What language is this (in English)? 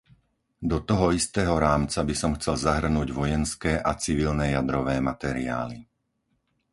Slovak